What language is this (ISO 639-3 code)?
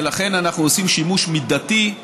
heb